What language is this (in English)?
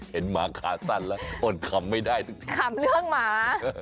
Thai